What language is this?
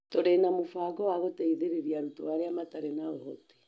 Kikuyu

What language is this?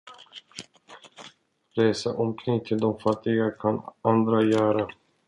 Swedish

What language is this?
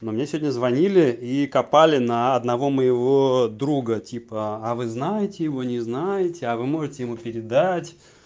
Russian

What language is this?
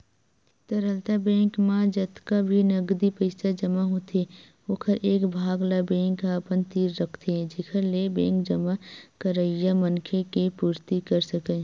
Chhattisgarhi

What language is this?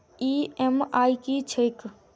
Maithili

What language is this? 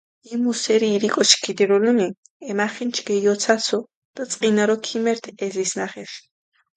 Mingrelian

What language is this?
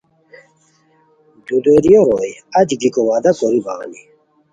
Khowar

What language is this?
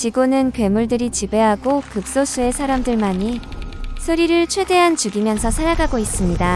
Korean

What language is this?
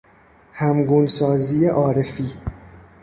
Persian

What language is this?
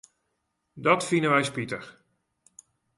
Western Frisian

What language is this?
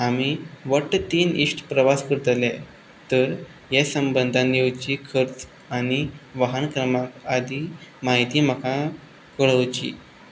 Konkani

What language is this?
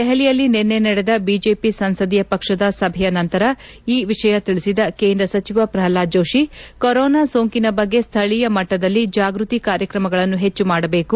Kannada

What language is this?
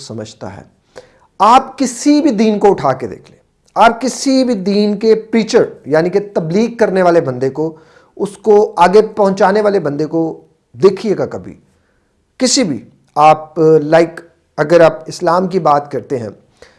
Hindi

